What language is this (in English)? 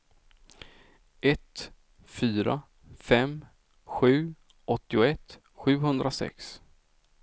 Swedish